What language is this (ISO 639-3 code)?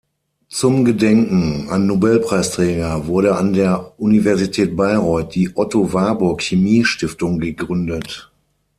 deu